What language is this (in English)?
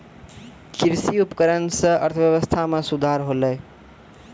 Maithili